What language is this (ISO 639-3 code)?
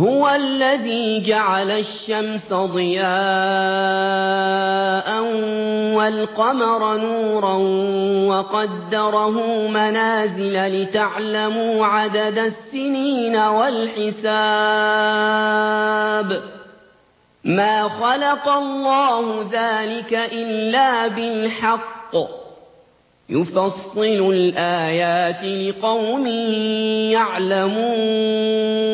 ara